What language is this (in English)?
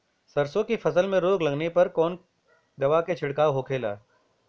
Bhojpuri